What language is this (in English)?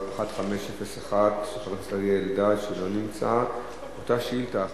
Hebrew